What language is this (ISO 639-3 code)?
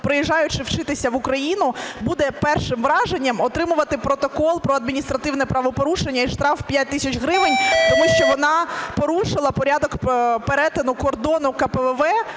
ukr